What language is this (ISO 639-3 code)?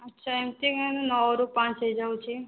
ori